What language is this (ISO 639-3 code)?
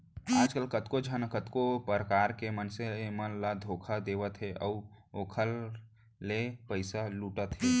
hne